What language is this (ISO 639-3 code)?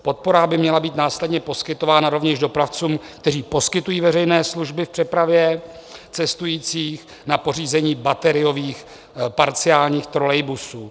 ces